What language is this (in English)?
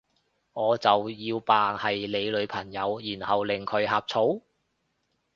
Cantonese